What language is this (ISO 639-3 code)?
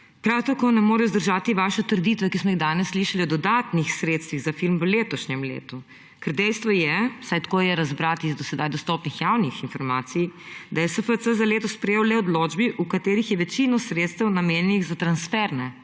slv